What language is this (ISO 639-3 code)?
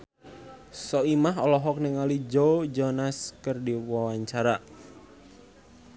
sun